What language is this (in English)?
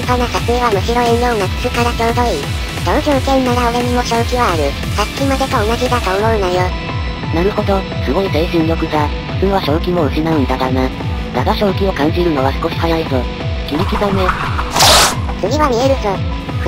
Japanese